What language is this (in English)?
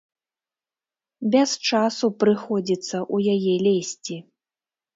Belarusian